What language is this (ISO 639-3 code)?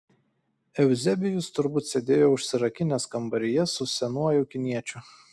lit